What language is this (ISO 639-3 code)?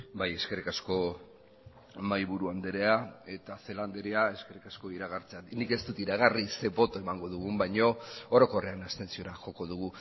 eus